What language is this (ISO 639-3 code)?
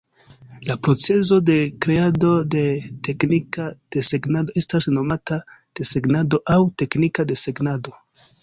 epo